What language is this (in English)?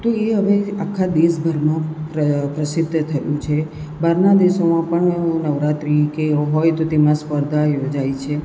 Gujarati